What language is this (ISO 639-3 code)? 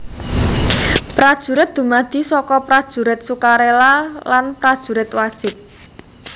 jav